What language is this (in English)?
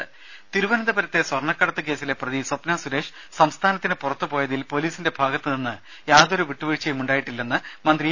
Malayalam